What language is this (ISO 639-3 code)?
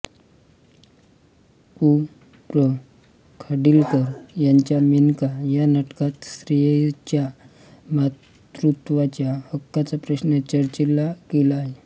mar